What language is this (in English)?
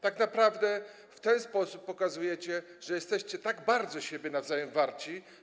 Polish